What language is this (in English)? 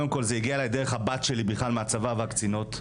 Hebrew